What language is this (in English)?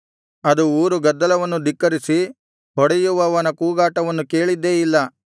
Kannada